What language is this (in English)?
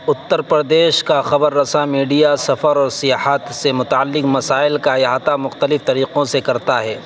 Urdu